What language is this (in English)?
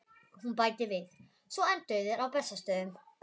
Icelandic